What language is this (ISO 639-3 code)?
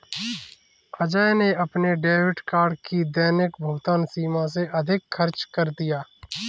hin